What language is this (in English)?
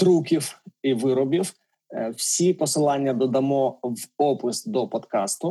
Ukrainian